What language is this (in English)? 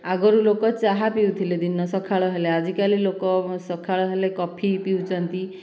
Odia